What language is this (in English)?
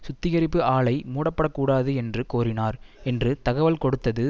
Tamil